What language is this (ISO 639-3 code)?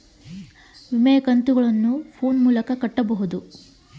kan